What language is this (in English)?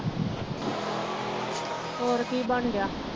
Punjabi